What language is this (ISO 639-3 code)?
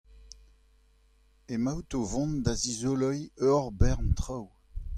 bre